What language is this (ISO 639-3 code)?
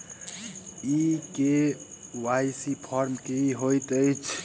mai